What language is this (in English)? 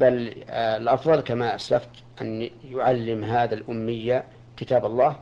Arabic